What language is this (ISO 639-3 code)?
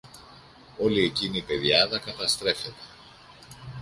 ell